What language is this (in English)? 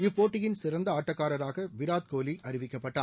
Tamil